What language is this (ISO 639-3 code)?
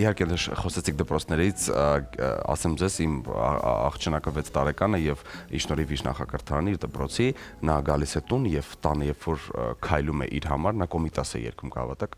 ron